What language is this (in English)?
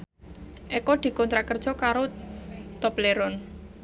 Javanese